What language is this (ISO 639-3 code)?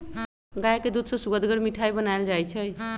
mag